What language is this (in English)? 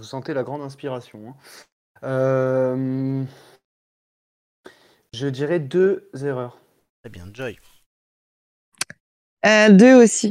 French